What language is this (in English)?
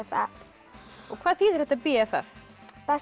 Icelandic